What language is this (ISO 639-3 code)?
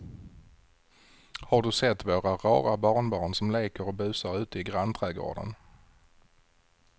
swe